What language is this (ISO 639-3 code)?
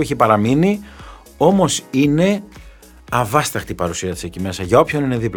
ell